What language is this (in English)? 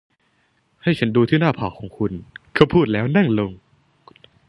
Thai